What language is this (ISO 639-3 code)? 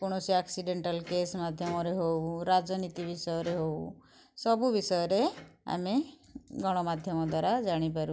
ori